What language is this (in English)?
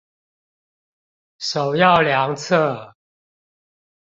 Chinese